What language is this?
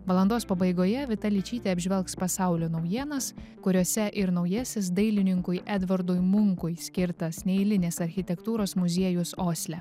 Lithuanian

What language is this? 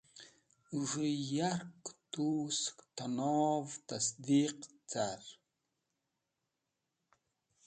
Wakhi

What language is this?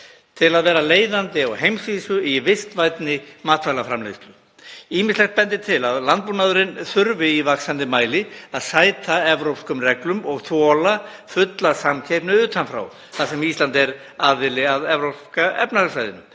Icelandic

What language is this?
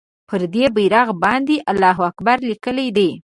Pashto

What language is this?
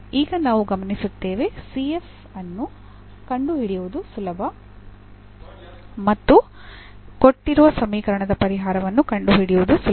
Kannada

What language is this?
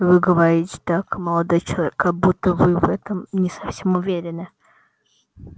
Russian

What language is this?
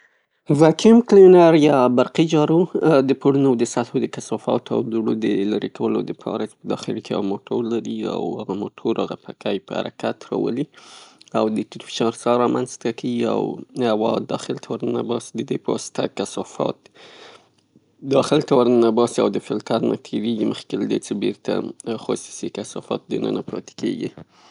Pashto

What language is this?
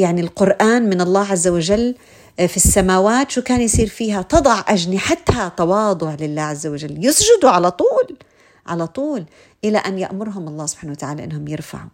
Arabic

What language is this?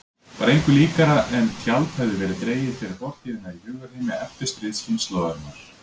Icelandic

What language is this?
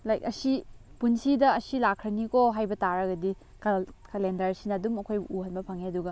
Manipuri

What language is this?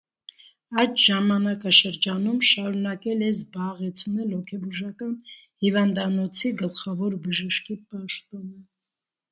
Armenian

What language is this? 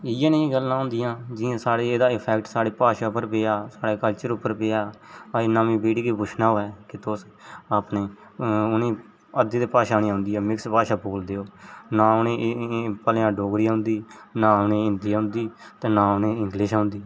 Dogri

